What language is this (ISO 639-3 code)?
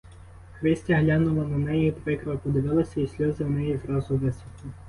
ukr